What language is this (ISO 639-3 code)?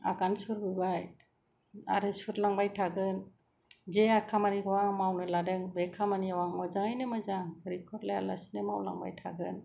brx